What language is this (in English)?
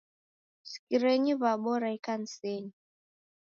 Taita